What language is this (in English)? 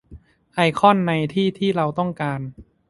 Thai